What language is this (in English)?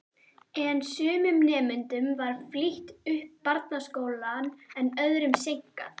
Icelandic